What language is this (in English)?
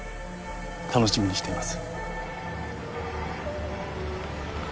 Japanese